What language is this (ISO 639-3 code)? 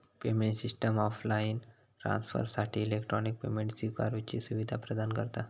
mar